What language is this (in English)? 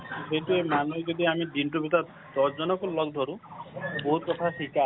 Assamese